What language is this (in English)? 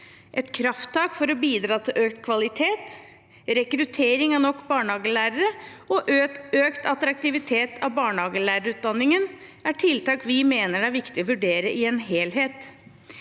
Norwegian